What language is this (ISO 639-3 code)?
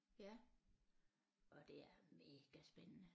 dan